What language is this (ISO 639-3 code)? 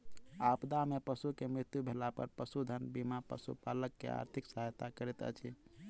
mai